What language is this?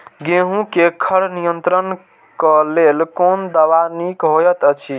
Maithili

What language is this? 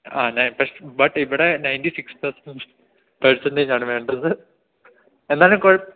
Malayalam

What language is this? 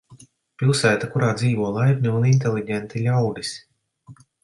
Latvian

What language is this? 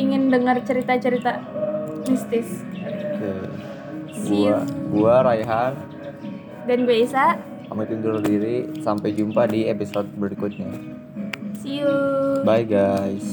Indonesian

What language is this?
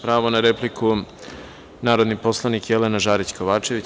Serbian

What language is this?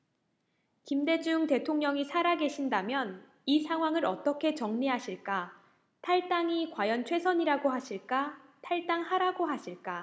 Korean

